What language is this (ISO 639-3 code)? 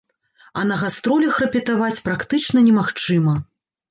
bel